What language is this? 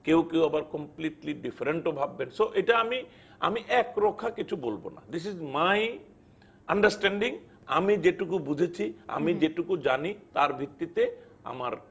Bangla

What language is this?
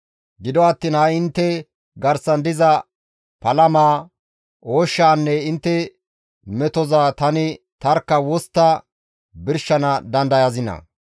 Gamo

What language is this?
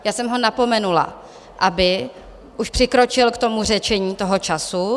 Czech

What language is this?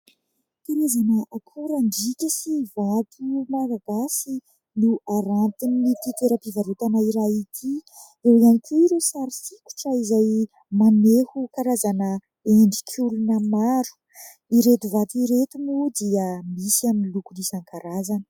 Malagasy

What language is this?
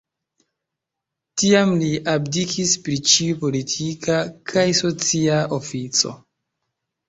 Esperanto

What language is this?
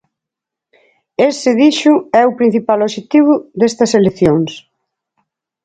Galician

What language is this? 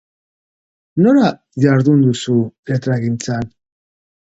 Basque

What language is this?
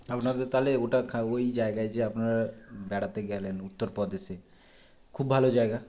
Bangla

